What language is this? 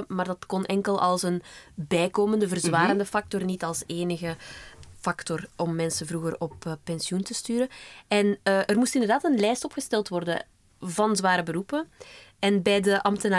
Dutch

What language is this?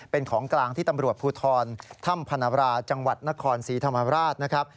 Thai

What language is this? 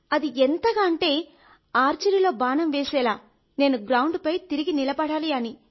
Telugu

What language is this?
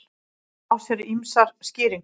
Icelandic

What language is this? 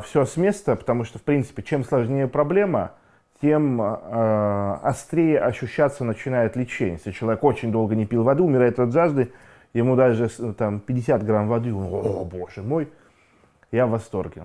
Russian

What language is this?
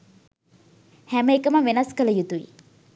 Sinhala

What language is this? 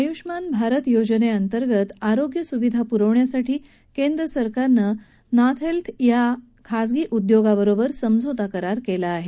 Marathi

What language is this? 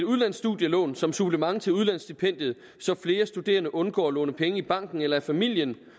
Danish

